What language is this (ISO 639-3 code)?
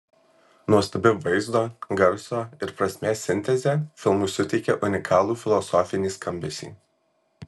lit